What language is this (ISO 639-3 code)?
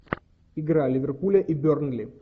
rus